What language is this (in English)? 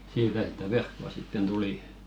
Finnish